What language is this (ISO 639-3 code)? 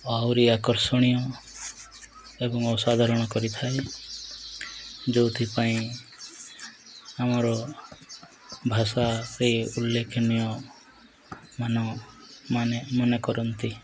ori